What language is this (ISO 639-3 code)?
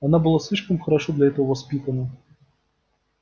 rus